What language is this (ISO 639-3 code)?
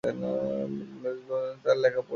ben